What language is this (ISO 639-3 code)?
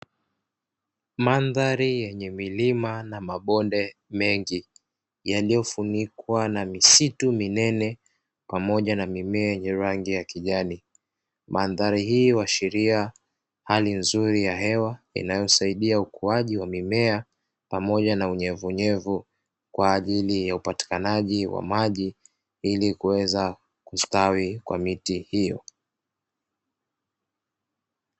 swa